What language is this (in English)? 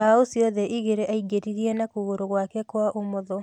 Kikuyu